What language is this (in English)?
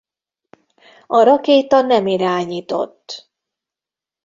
Hungarian